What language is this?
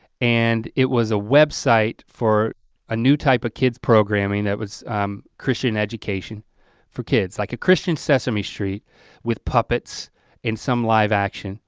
English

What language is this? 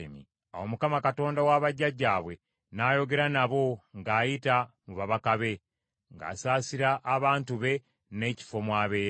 Ganda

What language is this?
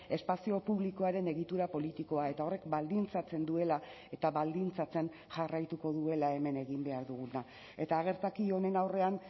Basque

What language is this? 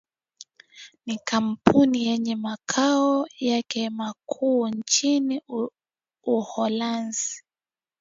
Swahili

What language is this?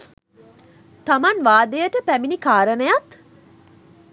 Sinhala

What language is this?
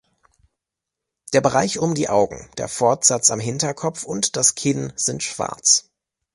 German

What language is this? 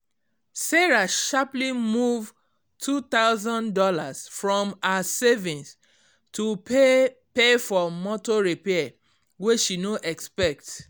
Nigerian Pidgin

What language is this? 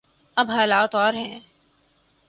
Urdu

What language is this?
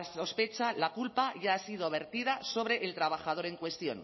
Spanish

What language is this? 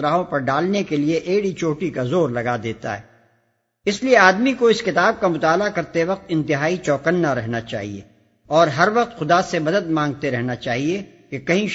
Urdu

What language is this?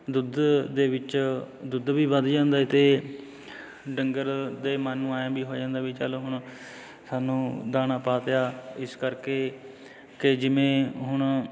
Punjabi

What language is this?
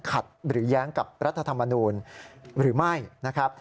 Thai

